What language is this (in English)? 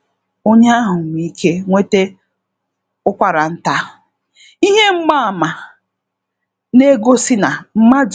Igbo